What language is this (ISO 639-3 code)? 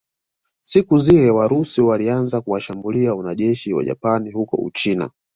swa